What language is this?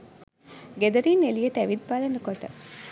Sinhala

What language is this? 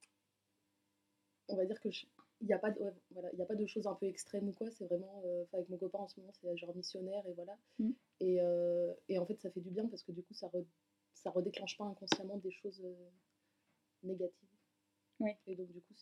French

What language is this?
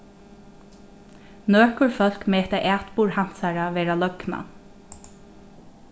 Faroese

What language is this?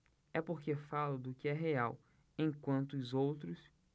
Portuguese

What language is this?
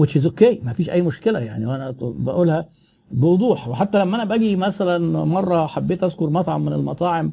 Arabic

